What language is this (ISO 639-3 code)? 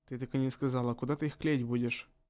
rus